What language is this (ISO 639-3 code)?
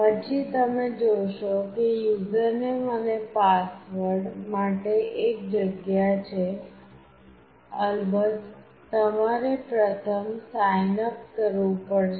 guj